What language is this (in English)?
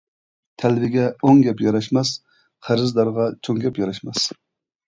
Uyghur